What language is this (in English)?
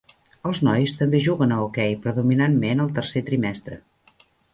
Catalan